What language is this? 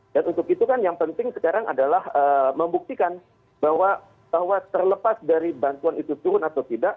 Indonesian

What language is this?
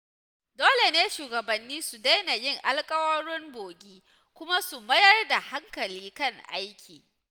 Hausa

